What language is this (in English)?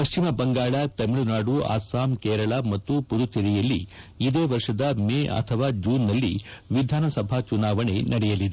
Kannada